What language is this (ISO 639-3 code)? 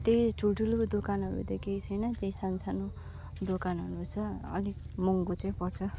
nep